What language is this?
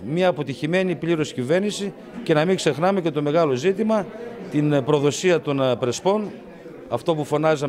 Greek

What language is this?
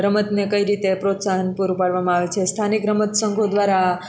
Gujarati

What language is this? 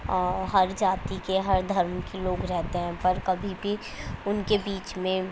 Urdu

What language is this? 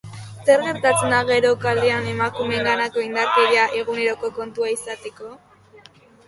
Basque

